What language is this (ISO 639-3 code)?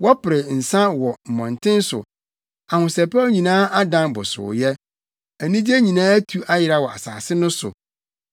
aka